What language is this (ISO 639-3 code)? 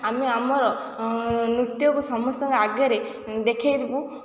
ori